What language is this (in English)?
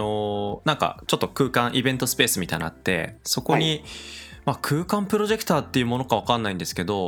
Japanese